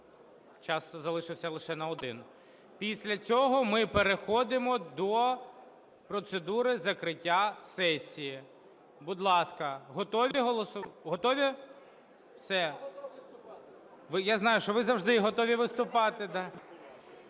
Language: Ukrainian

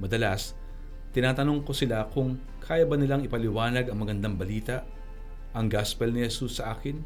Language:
Filipino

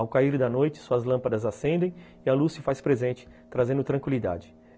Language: Portuguese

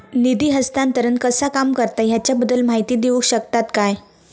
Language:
Marathi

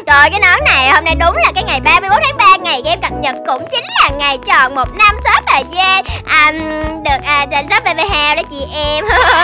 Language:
Vietnamese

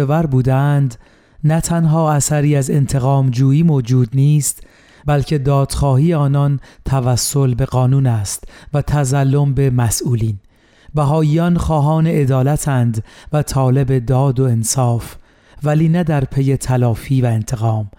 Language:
Persian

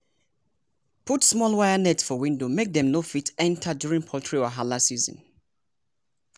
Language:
Nigerian Pidgin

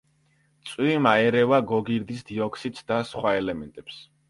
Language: Georgian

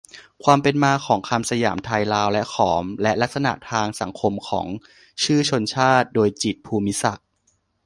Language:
Thai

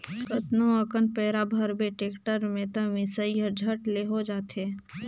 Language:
Chhattisgarhi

